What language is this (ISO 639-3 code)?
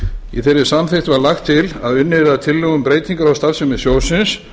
isl